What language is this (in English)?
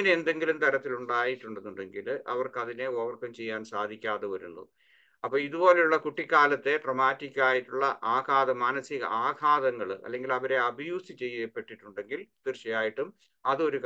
Malayalam